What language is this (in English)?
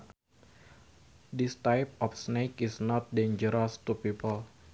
Sundanese